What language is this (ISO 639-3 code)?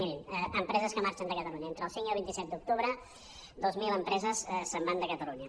cat